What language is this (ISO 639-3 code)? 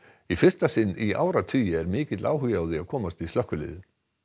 isl